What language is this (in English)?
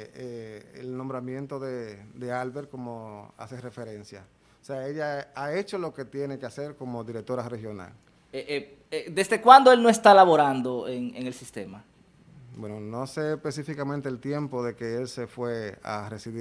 Spanish